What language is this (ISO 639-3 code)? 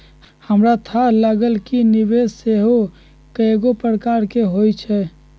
mag